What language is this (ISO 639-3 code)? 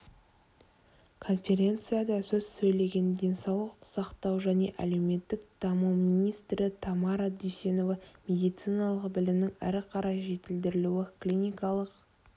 kaz